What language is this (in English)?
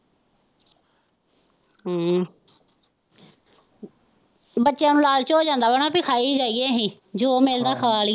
Punjabi